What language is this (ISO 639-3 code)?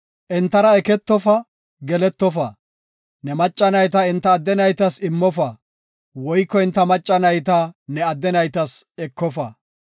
gof